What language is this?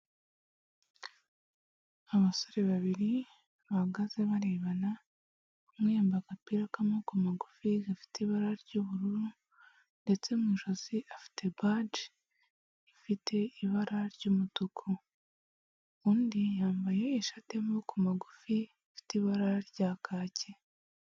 Kinyarwanda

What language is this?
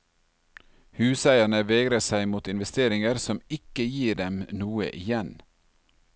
Norwegian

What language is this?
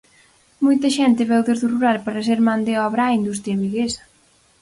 Galician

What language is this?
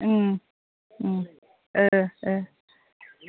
Bodo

